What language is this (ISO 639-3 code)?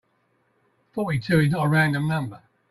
eng